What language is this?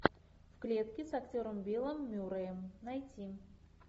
Russian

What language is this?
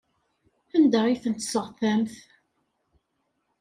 Kabyle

